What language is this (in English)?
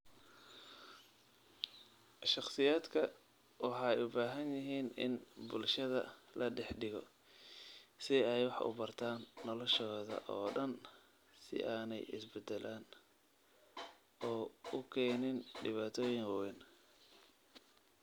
Somali